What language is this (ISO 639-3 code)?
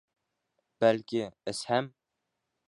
bak